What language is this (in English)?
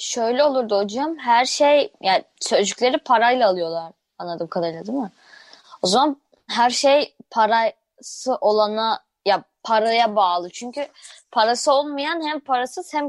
Turkish